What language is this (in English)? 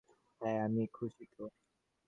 Bangla